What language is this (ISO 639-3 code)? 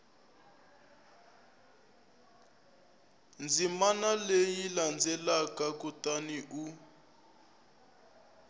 tso